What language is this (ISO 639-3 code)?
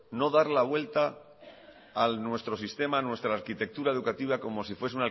spa